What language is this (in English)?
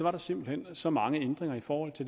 Danish